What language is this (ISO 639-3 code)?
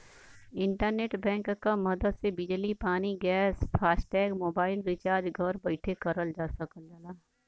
bho